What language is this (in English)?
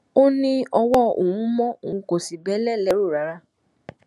Yoruba